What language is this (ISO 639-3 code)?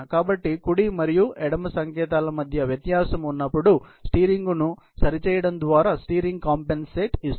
tel